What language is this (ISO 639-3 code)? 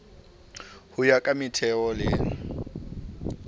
sot